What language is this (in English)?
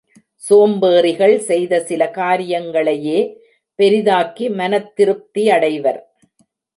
Tamil